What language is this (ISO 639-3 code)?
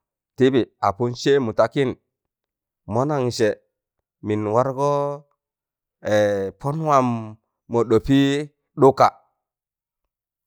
tan